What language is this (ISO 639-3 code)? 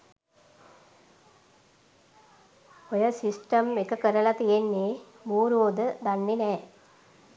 sin